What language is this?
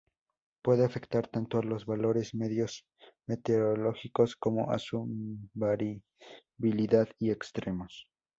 Spanish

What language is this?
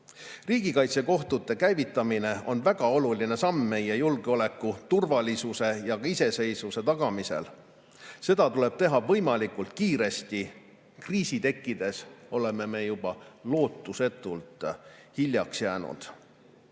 Estonian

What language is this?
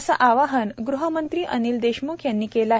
Marathi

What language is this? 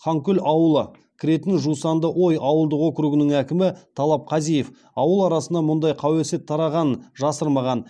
Kazakh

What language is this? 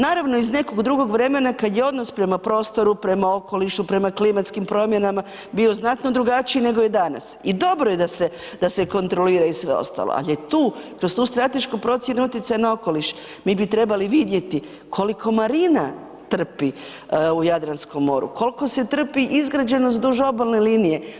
Croatian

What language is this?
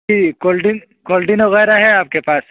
Urdu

